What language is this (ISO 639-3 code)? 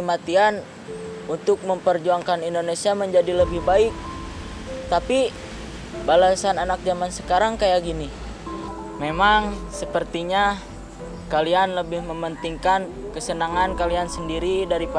ind